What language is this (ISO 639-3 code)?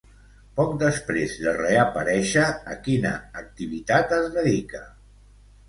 cat